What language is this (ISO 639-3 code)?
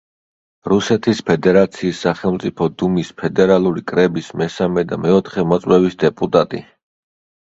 kat